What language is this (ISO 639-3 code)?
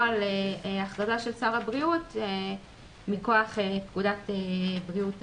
heb